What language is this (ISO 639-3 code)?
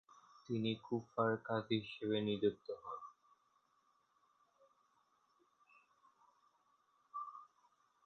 ben